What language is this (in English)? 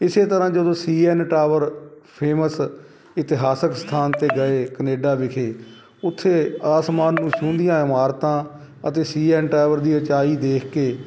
Punjabi